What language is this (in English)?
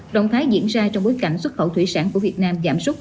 Vietnamese